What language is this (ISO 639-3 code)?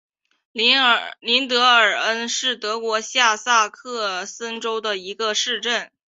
zho